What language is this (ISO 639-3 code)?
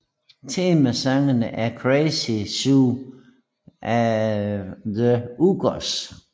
dan